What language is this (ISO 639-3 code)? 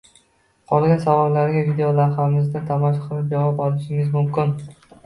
uzb